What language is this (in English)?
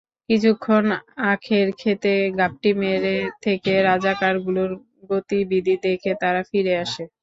Bangla